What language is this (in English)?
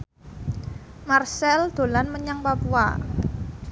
Javanese